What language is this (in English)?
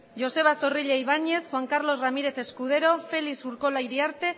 Basque